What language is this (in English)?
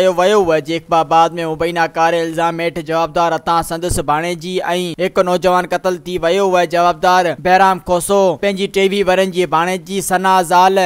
Hindi